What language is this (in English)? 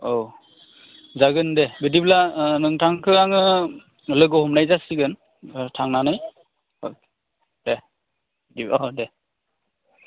Bodo